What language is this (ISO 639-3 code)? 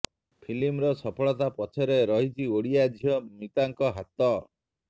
ori